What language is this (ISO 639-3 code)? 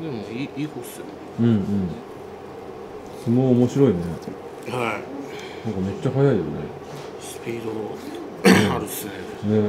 jpn